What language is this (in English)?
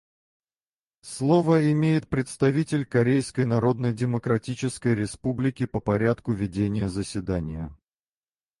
Russian